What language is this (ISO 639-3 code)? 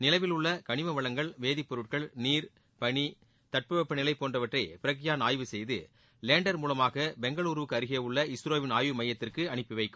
tam